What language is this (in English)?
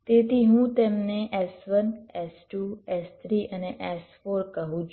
Gujarati